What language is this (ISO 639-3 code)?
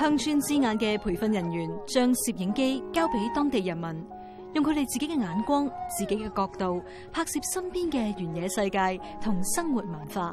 zho